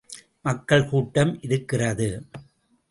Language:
Tamil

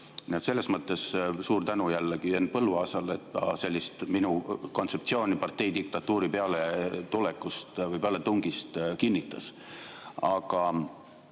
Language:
Estonian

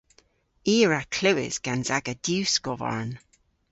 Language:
Cornish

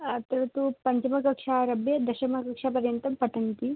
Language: Sanskrit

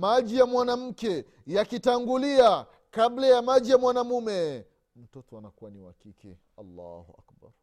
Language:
Swahili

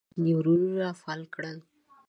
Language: Pashto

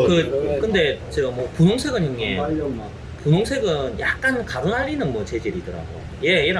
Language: Korean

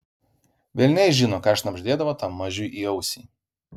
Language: Lithuanian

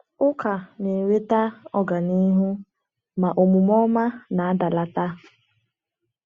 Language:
Igbo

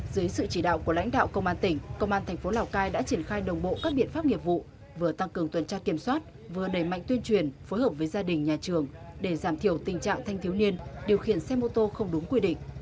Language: Vietnamese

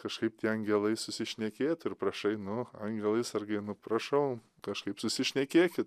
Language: Lithuanian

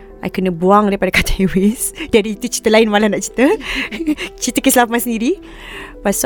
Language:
Malay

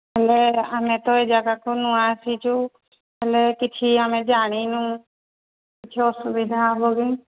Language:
Odia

